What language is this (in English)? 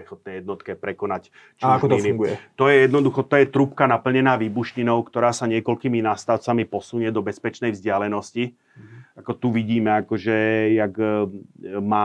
Slovak